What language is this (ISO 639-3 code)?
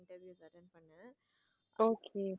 tam